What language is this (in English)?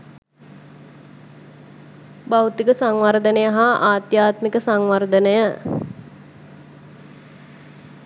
Sinhala